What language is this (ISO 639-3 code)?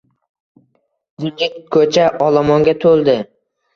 uzb